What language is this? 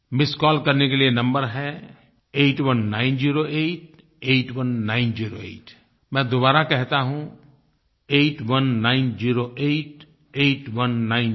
Hindi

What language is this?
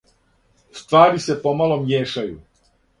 Serbian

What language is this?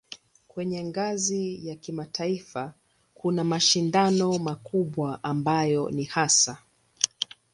Swahili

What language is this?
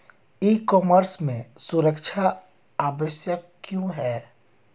Hindi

